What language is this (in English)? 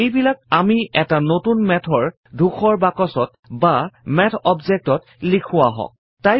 Assamese